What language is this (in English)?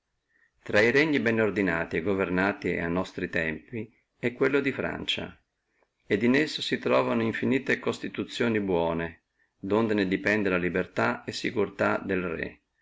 Italian